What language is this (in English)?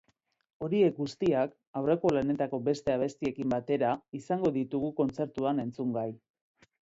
Basque